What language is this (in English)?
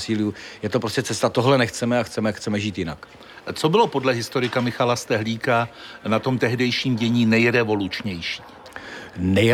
Czech